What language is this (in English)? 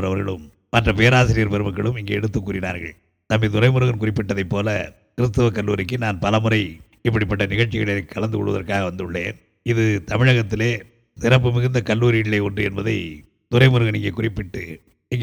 Tamil